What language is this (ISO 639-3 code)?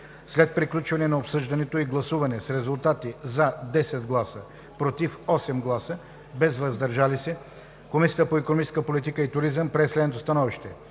bul